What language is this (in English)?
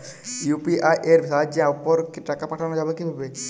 Bangla